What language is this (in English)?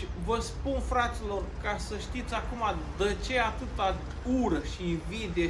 Romanian